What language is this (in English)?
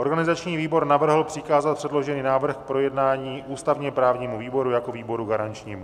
Czech